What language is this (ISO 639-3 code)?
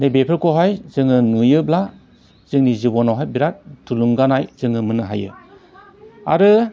brx